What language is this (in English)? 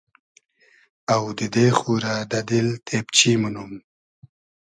Hazaragi